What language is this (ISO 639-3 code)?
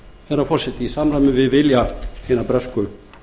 isl